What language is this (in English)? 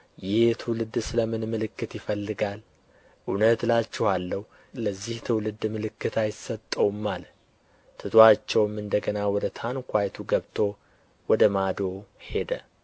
Amharic